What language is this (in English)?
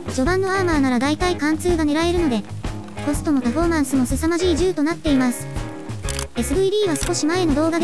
Japanese